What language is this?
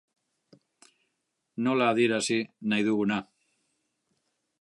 Basque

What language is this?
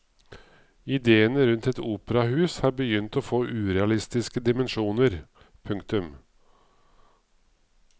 Norwegian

